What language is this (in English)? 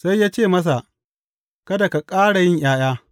Hausa